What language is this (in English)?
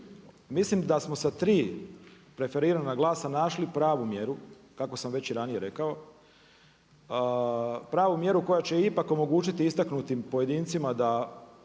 Croatian